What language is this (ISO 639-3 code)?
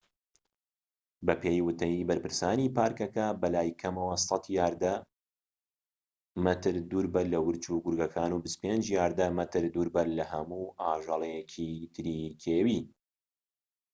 ckb